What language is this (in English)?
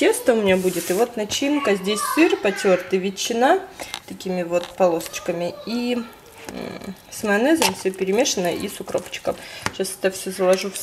Russian